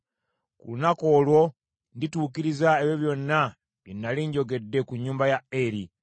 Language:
Ganda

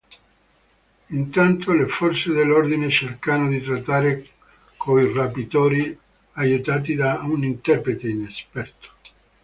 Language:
Italian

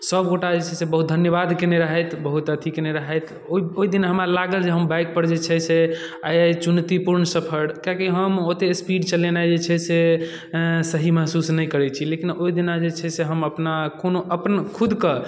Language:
Maithili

